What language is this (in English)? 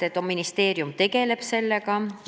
Estonian